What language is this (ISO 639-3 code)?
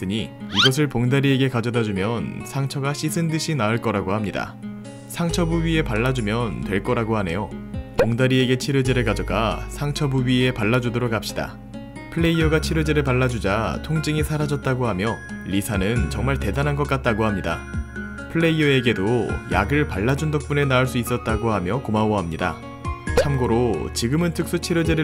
kor